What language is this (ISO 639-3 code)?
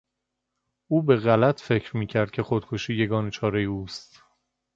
fas